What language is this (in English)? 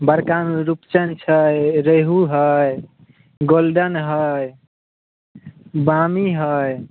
Maithili